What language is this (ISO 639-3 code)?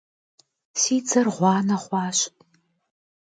kbd